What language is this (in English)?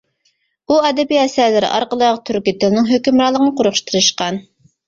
Uyghur